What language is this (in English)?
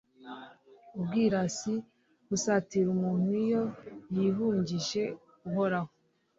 Kinyarwanda